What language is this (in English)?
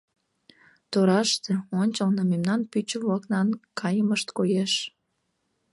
Mari